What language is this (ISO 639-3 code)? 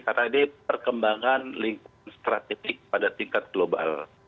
ind